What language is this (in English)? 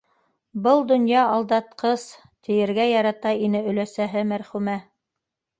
Bashkir